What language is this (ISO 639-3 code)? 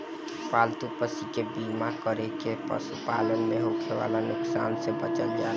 bho